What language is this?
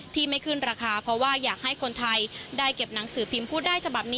Thai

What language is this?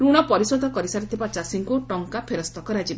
Odia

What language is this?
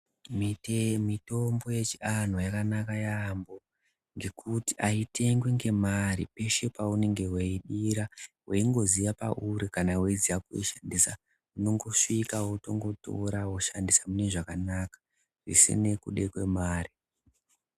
Ndau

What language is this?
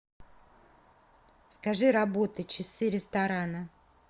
Russian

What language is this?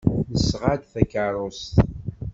Kabyle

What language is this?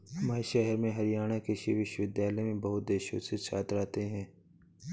Hindi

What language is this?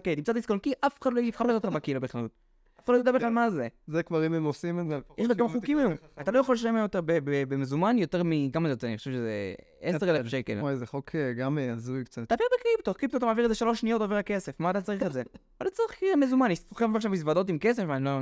Hebrew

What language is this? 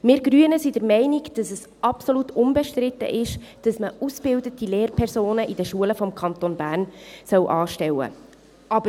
Swiss German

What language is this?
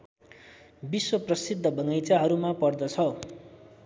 Nepali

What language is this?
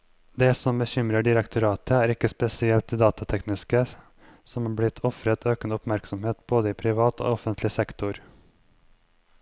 Norwegian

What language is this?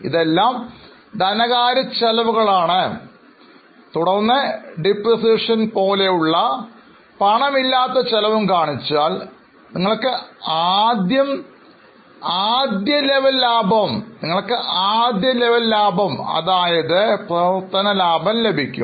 Malayalam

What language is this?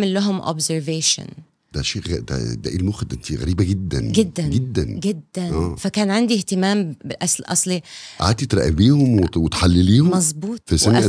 Arabic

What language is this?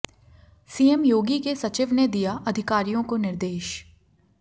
Hindi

